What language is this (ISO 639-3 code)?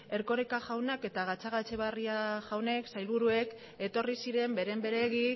eus